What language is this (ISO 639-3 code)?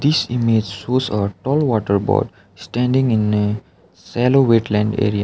eng